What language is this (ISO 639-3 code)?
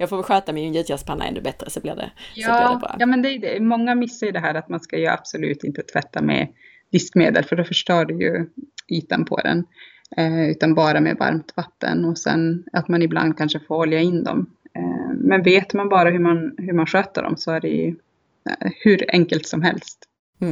swe